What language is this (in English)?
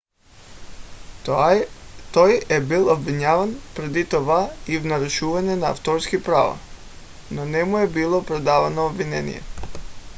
Bulgarian